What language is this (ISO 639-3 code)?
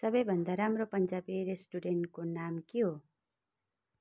nep